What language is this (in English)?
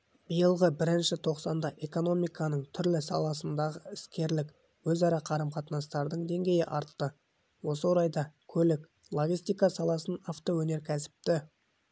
Kazakh